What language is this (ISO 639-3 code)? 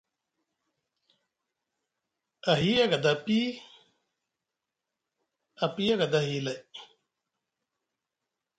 mug